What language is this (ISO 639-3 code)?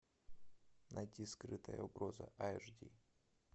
rus